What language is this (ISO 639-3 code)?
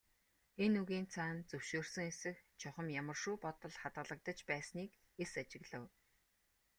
mon